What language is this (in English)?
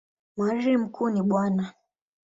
Swahili